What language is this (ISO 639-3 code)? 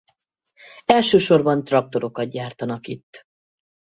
hun